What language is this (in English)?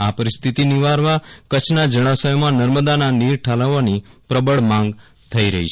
Gujarati